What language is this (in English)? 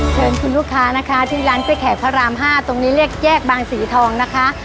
Thai